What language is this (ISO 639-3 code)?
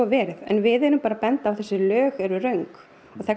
isl